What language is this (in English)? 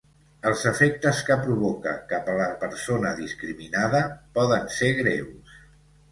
Catalan